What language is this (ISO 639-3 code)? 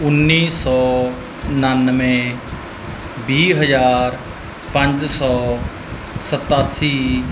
pan